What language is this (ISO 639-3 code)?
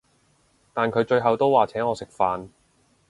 yue